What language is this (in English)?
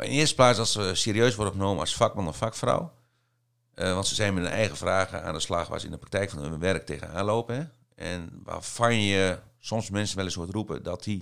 Dutch